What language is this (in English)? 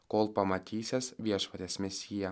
Lithuanian